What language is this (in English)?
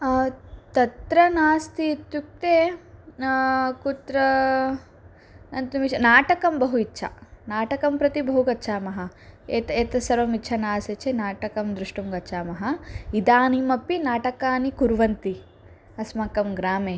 Sanskrit